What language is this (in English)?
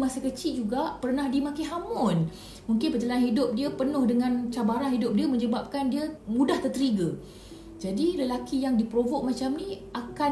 Malay